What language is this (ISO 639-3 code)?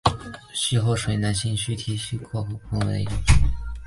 zho